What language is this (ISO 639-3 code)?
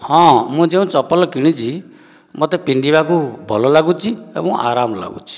ori